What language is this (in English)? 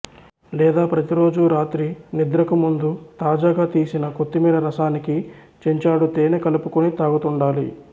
Telugu